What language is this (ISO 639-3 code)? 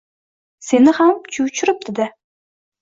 uzb